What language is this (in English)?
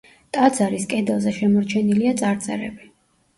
Georgian